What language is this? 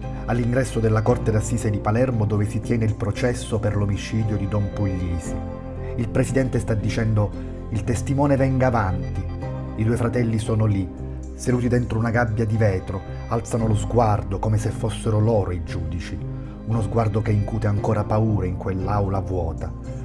Italian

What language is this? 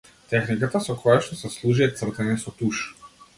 Macedonian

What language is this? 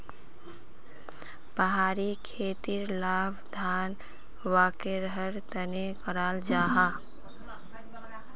Magahi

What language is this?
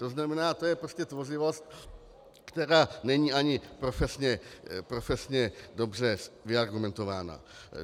Czech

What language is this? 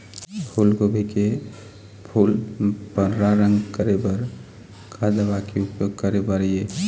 Chhattisgarhi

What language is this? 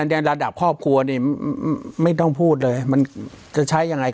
Thai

